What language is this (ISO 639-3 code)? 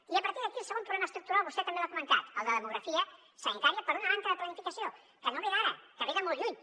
cat